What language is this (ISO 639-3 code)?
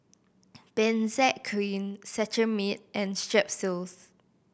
eng